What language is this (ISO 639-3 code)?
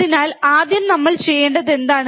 mal